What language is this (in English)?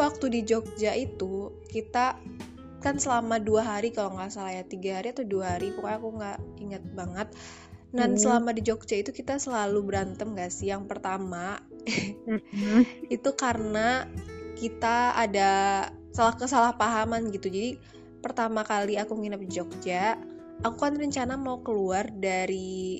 Indonesian